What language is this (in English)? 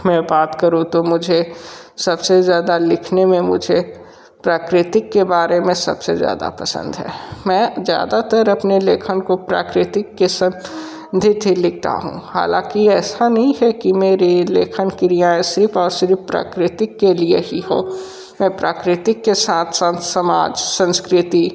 Hindi